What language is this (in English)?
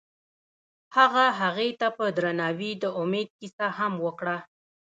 Pashto